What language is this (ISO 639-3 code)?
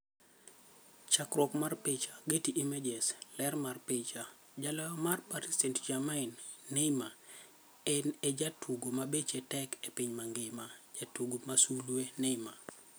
luo